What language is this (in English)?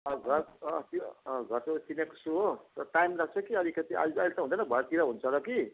Nepali